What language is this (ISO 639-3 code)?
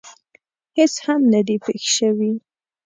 pus